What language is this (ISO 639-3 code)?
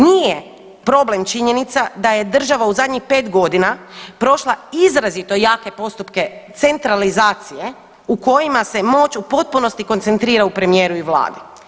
hrv